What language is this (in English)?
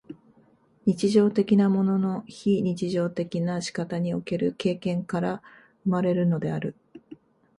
Japanese